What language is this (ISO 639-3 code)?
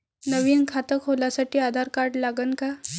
mar